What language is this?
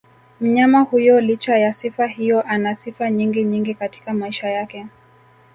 Swahili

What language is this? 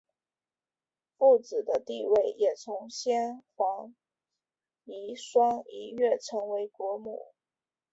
Chinese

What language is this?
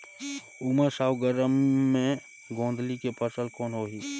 Chhattisgarhi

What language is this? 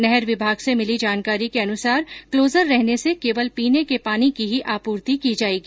Hindi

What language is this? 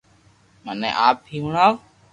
Loarki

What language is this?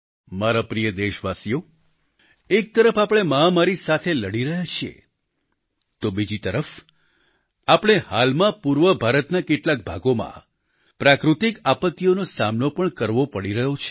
Gujarati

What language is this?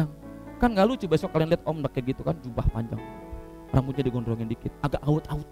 Indonesian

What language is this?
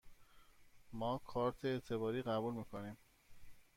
Persian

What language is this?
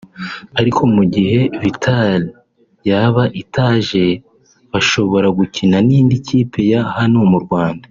Kinyarwanda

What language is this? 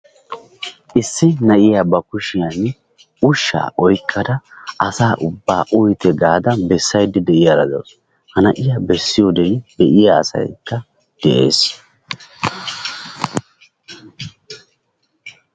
Wolaytta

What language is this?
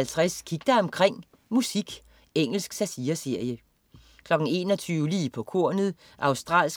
Danish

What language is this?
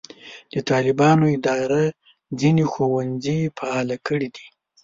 Pashto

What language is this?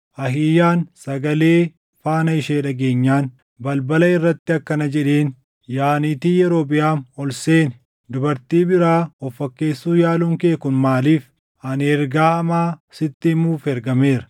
Oromo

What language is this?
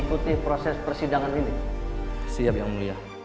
Indonesian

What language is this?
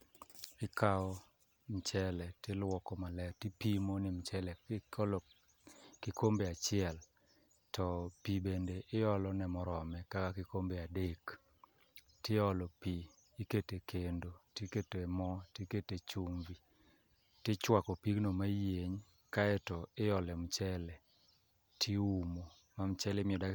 Luo (Kenya and Tanzania)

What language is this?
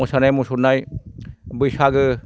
Bodo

